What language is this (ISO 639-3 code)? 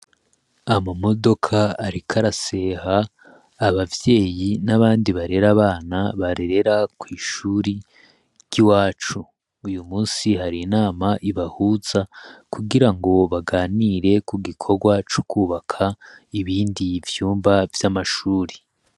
run